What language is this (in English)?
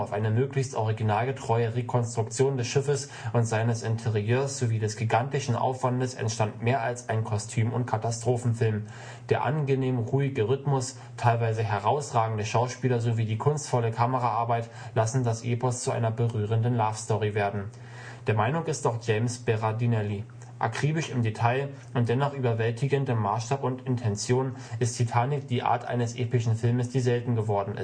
German